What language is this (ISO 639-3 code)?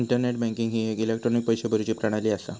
mar